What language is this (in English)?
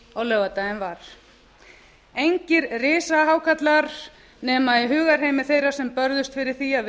Icelandic